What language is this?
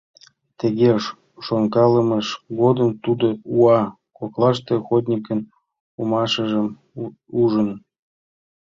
Mari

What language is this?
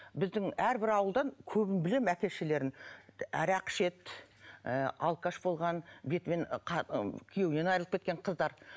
Kazakh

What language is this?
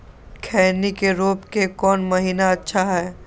Magahi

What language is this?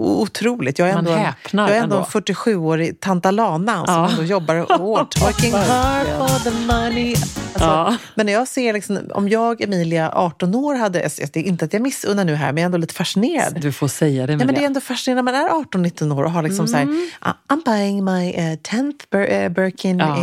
Swedish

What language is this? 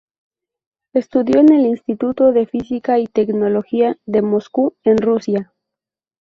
Spanish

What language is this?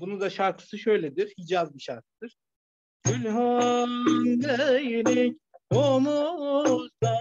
Turkish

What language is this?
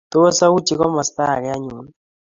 Kalenjin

